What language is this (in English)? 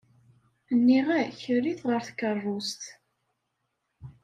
Kabyle